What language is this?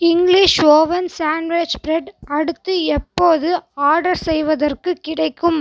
Tamil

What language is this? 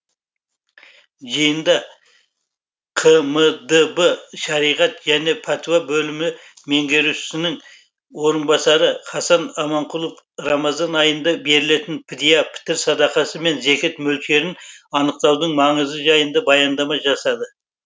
Kazakh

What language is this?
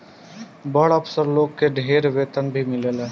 Bhojpuri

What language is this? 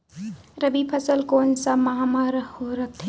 Chhattisgarhi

